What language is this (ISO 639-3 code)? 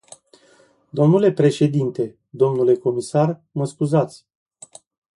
ron